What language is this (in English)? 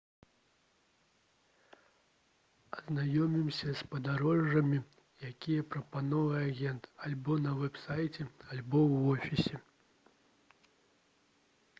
Belarusian